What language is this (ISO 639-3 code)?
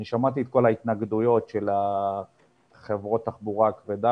heb